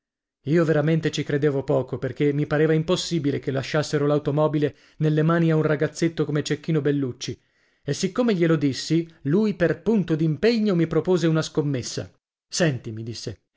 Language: Italian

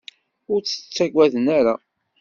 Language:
Kabyle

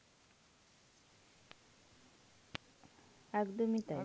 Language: Bangla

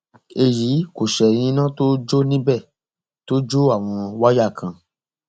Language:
Yoruba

